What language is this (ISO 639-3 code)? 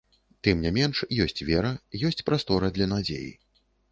bel